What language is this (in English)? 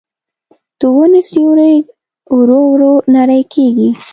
Pashto